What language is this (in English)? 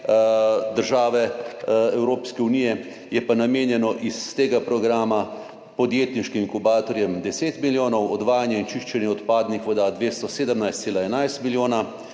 Slovenian